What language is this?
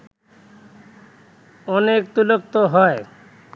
Bangla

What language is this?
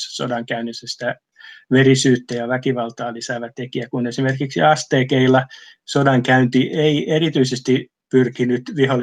Finnish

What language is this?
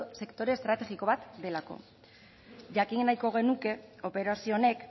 Basque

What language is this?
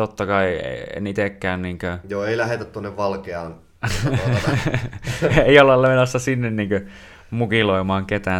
Finnish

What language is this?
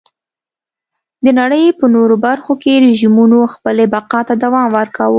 Pashto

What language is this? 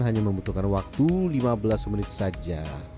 Indonesian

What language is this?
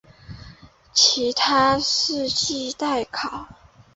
Chinese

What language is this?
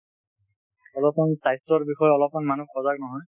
Assamese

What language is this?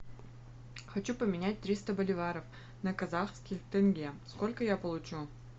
Russian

